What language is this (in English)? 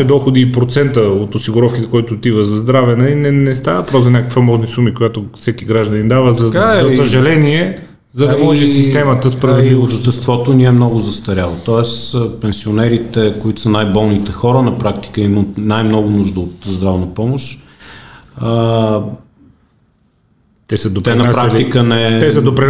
Bulgarian